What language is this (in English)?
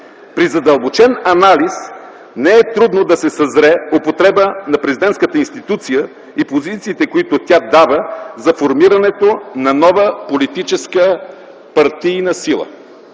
Bulgarian